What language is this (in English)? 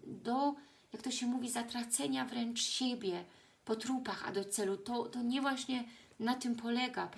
Polish